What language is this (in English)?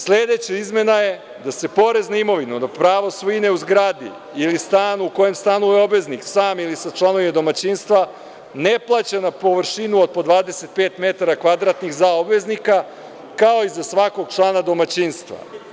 Serbian